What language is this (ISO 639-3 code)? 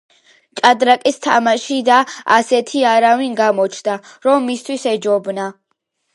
kat